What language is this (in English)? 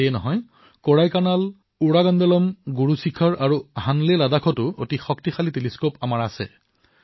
Assamese